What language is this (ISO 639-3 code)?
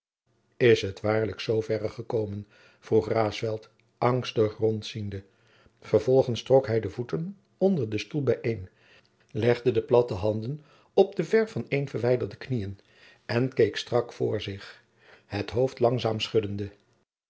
nld